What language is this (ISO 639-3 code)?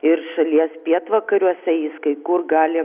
lit